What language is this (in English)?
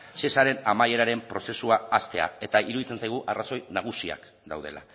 Basque